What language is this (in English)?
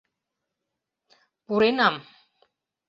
Mari